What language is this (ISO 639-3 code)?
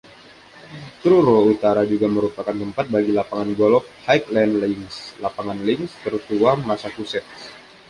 ind